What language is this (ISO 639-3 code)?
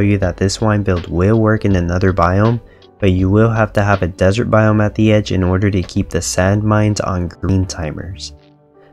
eng